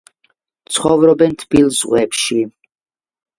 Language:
Georgian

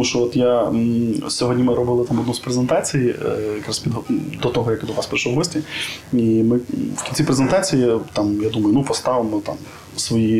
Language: Ukrainian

